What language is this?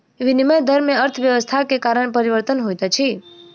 Maithili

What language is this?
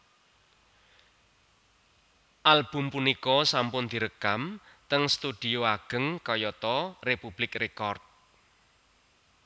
Javanese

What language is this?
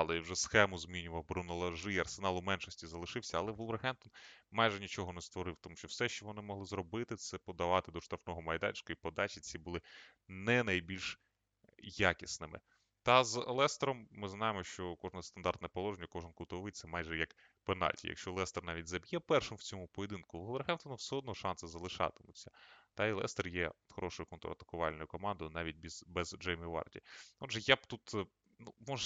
Ukrainian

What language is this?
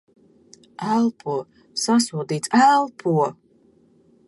Latvian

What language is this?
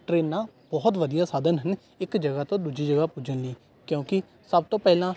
Punjabi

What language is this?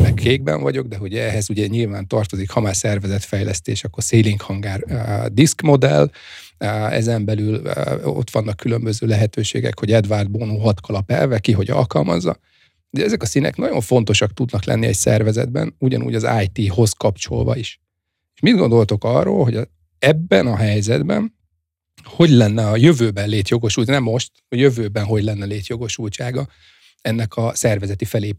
Hungarian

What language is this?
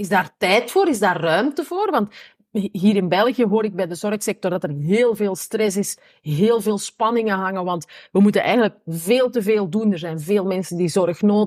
Dutch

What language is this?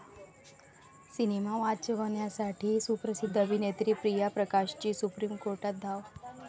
Marathi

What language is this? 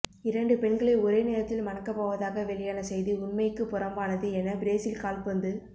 Tamil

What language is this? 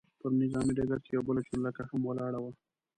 Pashto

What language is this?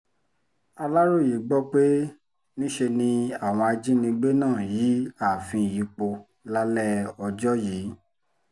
Yoruba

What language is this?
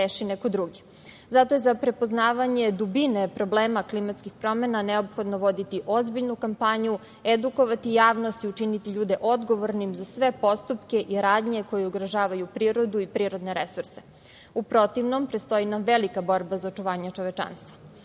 Serbian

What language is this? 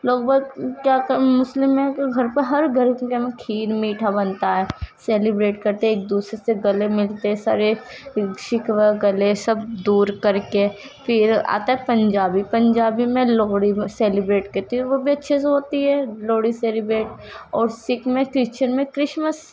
Urdu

